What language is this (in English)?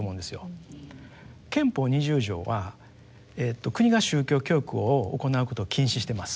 Japanese